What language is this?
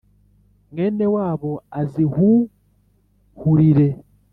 Kinyarwanda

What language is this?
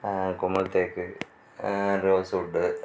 Tamil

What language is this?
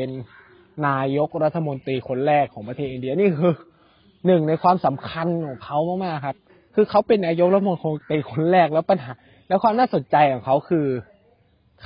Thai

